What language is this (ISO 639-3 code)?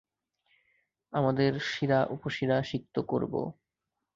ben